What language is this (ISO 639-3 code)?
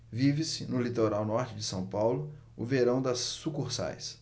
por